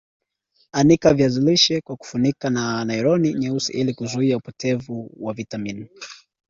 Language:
Swahili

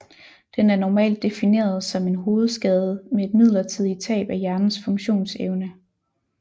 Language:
Danish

